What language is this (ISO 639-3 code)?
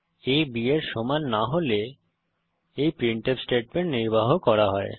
ben